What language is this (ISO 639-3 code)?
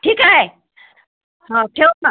mar